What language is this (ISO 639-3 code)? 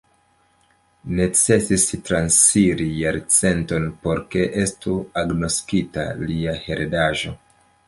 epo